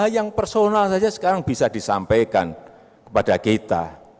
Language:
Indonesian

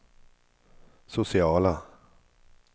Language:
Swedish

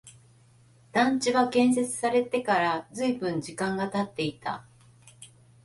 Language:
Japanese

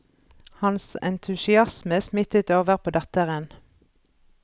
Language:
Norwegian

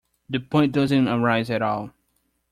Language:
English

